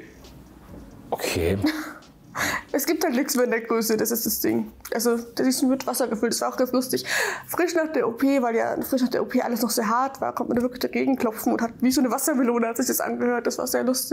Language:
German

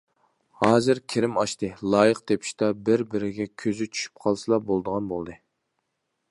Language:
Uyghur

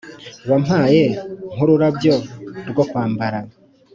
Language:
Kinyarwanda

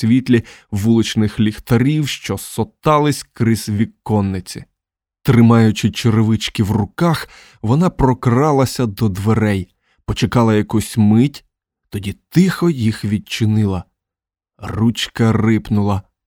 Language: Ukrainian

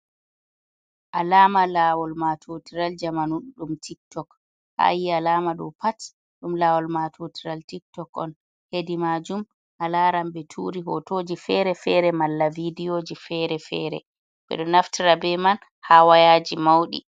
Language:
Fula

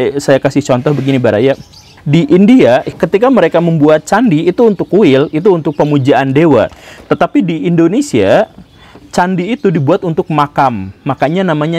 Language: Indonesian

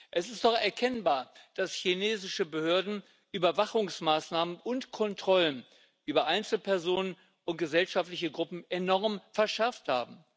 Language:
German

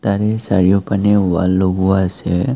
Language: Assamese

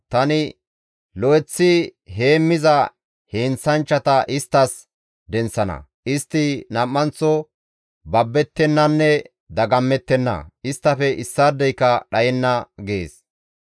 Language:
Gamo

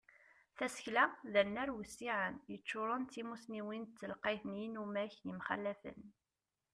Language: Kabyle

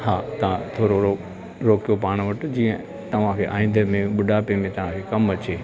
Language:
Sindhi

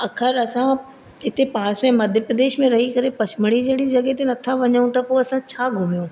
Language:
Sindhi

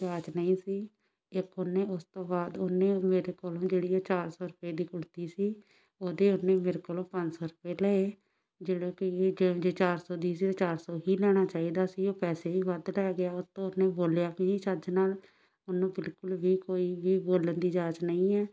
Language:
Punjabi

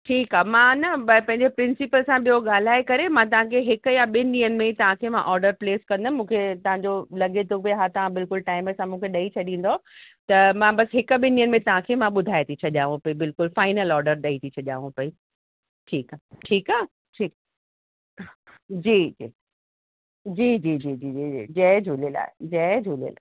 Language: Sindhi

